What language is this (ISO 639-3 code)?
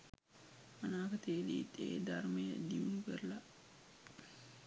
sin